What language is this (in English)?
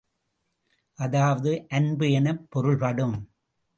Tamil